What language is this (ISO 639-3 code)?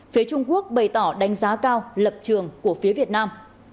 vie